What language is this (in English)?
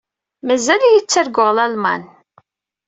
Kabyle